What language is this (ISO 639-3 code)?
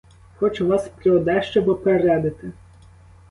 ukr